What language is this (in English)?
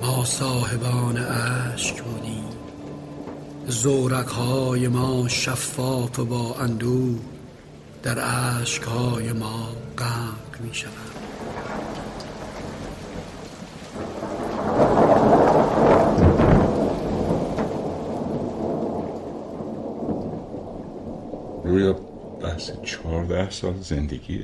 Persian